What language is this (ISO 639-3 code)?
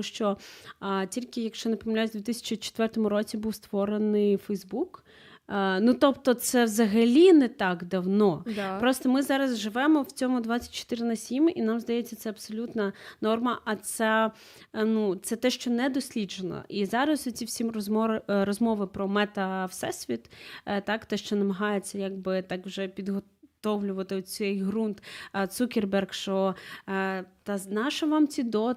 ukr